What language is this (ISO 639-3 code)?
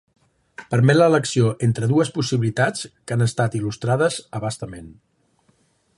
cat